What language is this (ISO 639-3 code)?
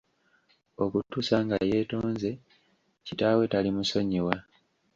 lug